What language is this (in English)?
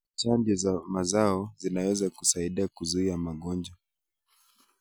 Kalenjin